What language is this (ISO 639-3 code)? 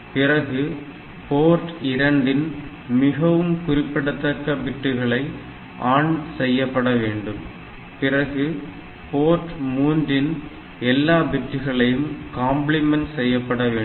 tam